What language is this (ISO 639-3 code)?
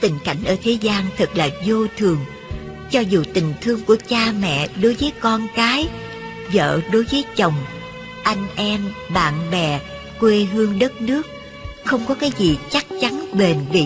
vie